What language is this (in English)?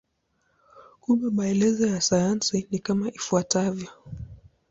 Swahili